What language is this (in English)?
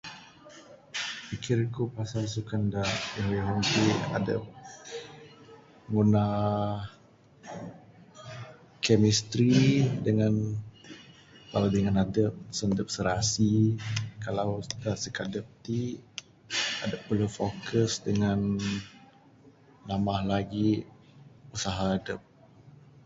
Bukar-Sadung Bidayuh